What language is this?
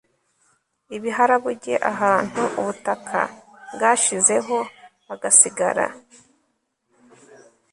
Kinyarwanda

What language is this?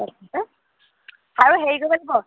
Assamese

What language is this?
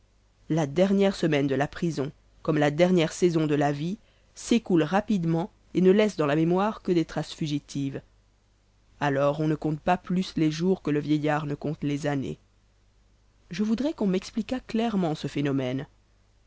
French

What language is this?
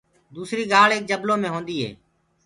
Gurgula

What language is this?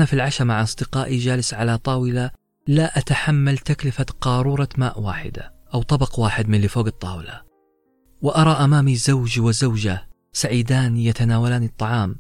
Arabic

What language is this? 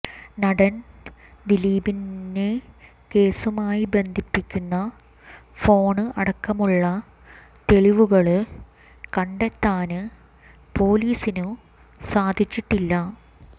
Malayalam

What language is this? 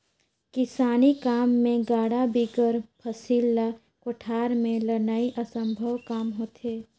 Chhattisgarhi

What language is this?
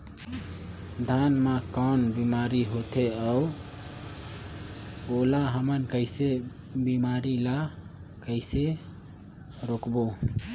Chhattisgarhi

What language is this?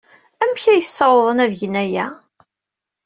Kabyle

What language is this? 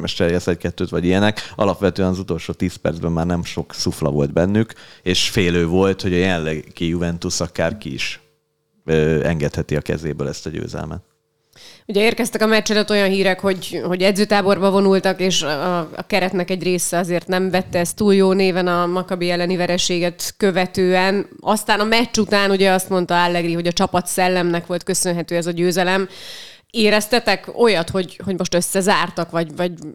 Hungarian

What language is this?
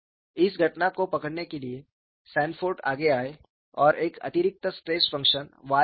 Hindi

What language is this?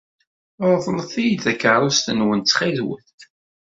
Kabyle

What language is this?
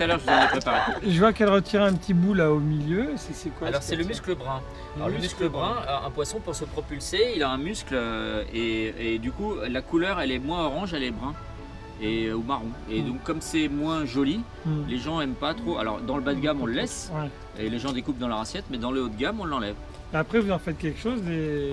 French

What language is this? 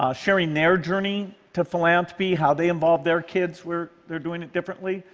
English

